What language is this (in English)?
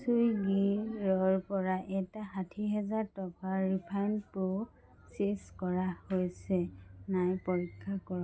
Assamese